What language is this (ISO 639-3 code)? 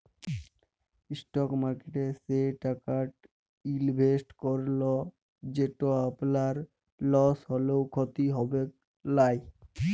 ben